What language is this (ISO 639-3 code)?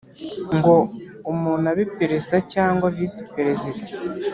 kin